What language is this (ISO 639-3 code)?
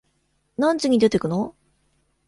jpn